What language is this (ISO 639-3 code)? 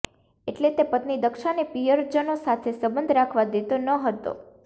guj